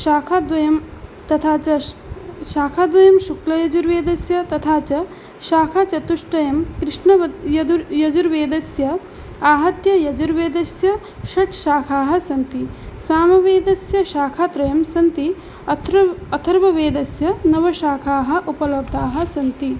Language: Sanskrit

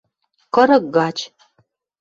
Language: Western Mari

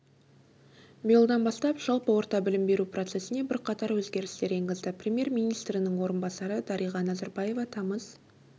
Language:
Kazakh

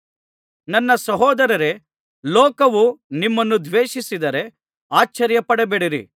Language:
Kannada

